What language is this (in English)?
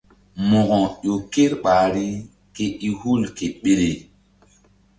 Mbum